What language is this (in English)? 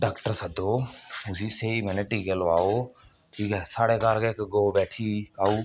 Dogri